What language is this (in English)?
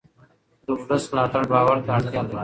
Pashto